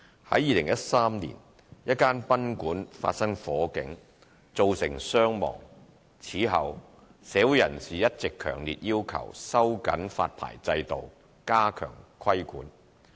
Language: Cantonese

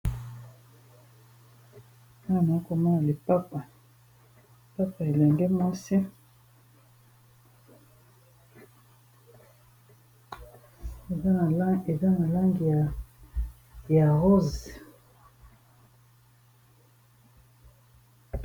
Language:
Lingala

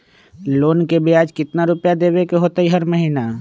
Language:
Magahi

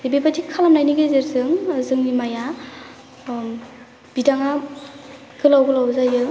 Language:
Bodo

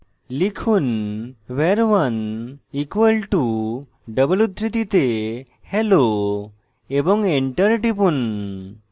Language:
Bangla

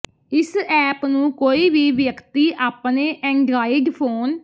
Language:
Punjabi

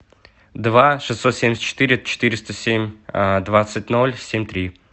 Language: Russian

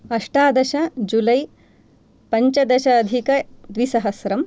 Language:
Sanskrit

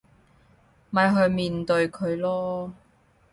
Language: Cantonese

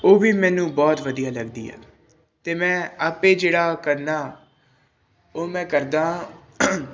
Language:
Punjabi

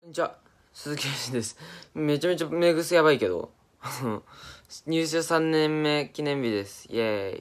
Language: Japanese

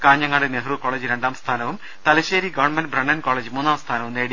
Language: Malayalam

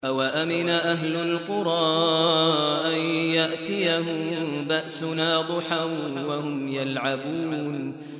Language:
Arabic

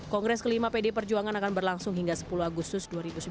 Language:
Indonesian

